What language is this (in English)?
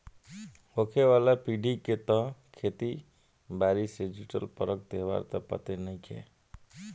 Bhojpuri